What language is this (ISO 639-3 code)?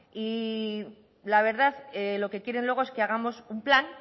spa